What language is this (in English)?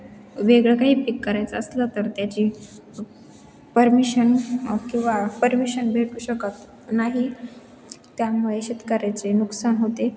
Marathi